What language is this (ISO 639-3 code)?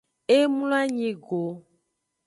ajg